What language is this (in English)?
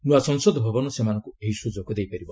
Odia